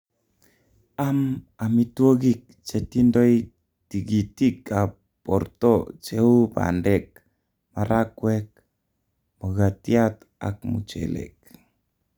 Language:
Kalenjin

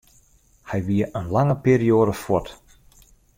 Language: Western Frisian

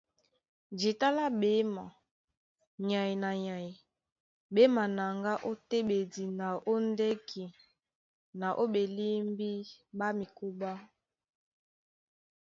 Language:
Duala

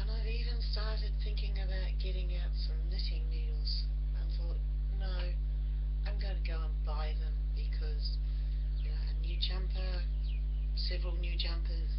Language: English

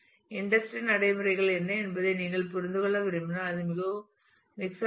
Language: Tamil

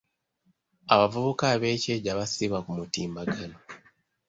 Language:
Ganda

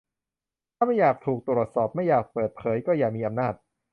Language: Thai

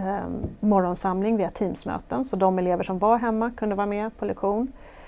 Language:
Swedish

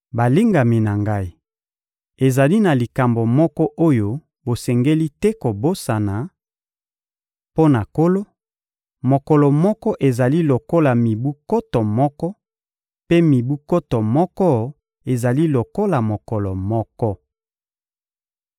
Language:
Lingala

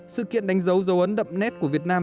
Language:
Vietnamese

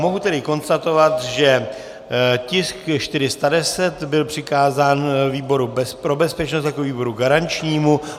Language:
Czech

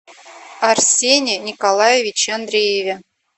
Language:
Russian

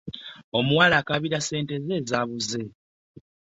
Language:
Ganda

